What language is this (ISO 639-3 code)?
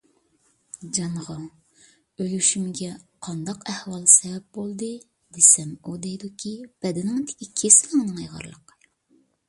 uig